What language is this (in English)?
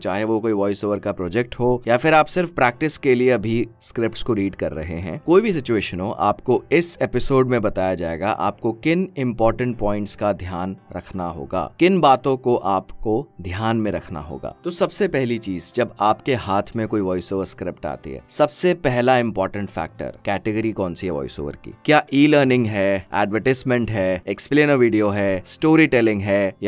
Hindi